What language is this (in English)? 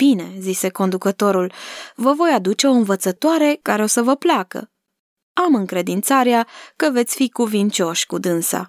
Romanian